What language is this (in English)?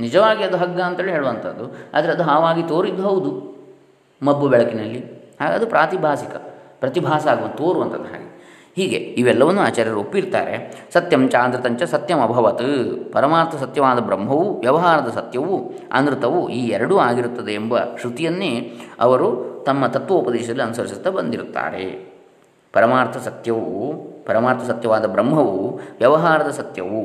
Kannada